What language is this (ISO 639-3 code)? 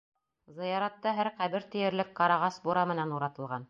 bak